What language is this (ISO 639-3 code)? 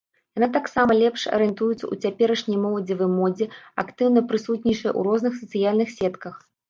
bel